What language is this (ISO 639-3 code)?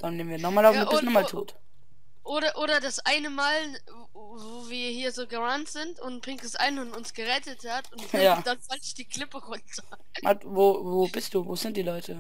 deu